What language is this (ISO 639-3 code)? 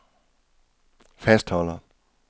dan